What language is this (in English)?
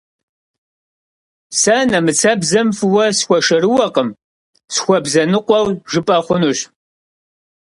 Kabardian